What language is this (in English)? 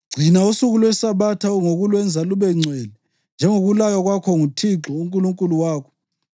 North Ndebele